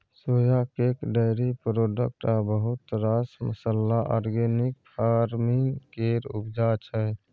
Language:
Maithili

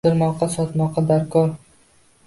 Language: Uzbek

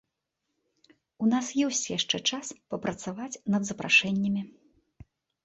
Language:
Belarusian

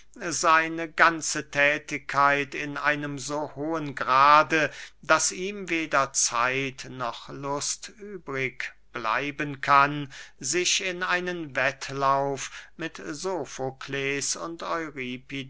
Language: German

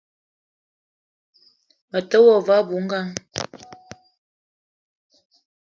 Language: Eton (Cameroon)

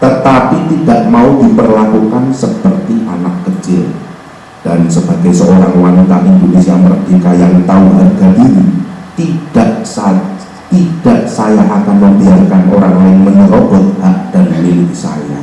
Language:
Indonesian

